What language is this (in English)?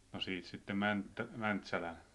Finnish